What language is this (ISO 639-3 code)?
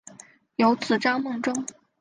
zho